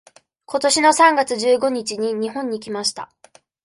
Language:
Japanese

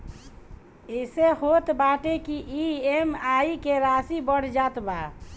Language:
Bhojpuri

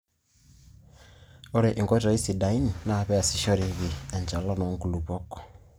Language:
Masai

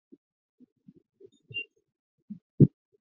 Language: Chinese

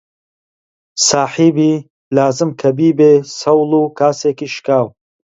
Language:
Central Kurdish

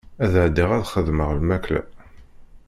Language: Kabyle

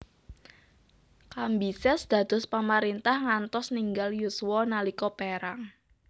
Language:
Javanese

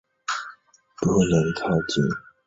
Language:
Chinese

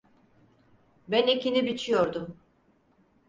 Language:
Turkish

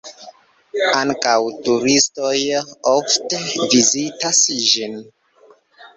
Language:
Esperanto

